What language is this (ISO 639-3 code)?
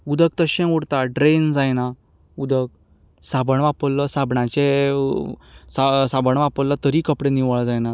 kok